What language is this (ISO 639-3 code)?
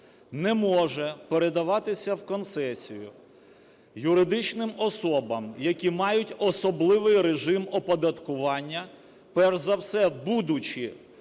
ukr